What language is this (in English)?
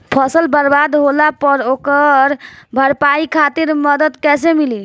Bhojpuri